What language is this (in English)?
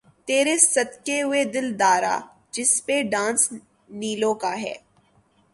Urdu